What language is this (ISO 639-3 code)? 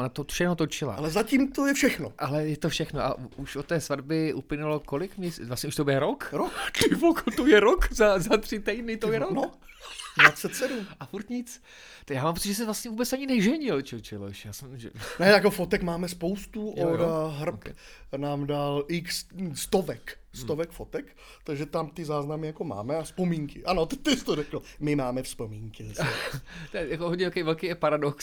ces